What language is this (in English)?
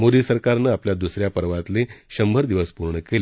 Marathi